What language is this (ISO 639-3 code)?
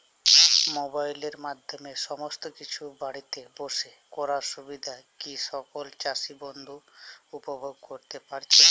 ben